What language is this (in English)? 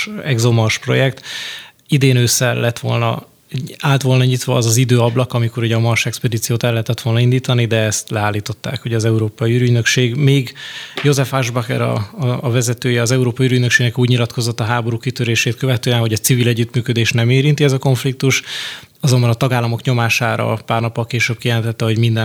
Hungarian